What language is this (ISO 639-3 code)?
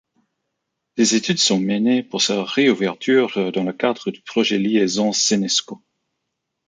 fra